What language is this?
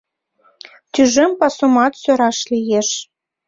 Mari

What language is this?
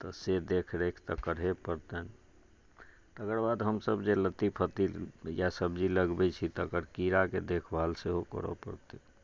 Maithili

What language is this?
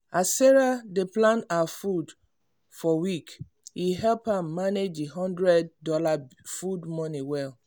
Nigerian Pidgin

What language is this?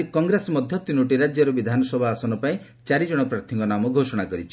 Odia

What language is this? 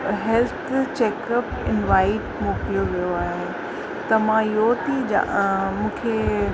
Sindhi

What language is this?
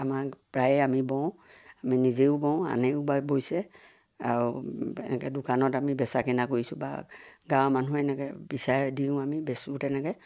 Assamese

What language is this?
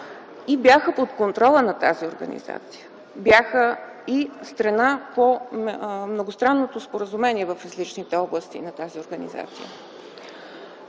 Bulgarian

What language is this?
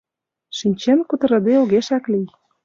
Mari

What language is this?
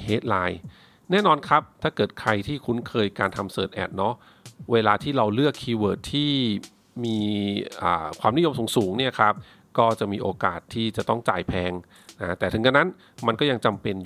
Thai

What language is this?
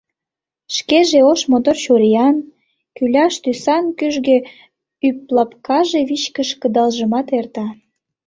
Mari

